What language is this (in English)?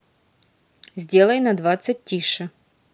Russian